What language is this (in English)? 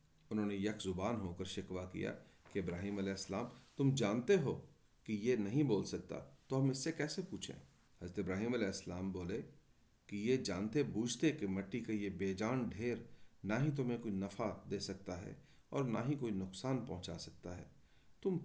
Urdu